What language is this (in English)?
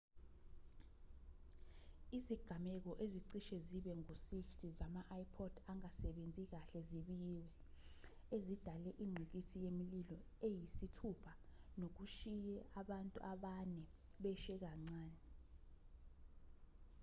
Zulu